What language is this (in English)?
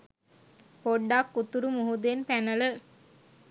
Sinhala